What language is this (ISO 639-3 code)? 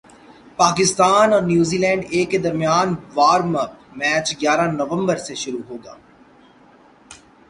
urd